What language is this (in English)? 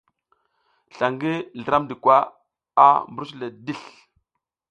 South Giziga